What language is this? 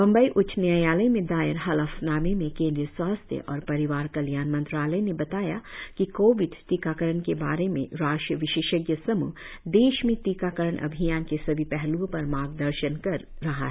Hindi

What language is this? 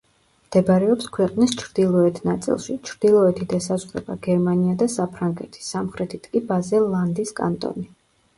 Georgian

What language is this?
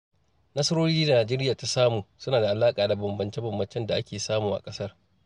Hausa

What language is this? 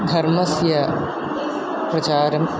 Sanskrit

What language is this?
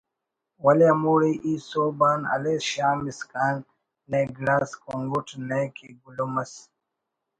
Brahui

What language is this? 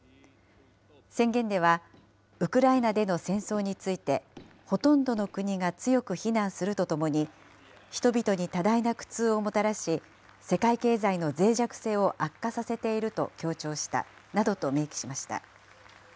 Japanese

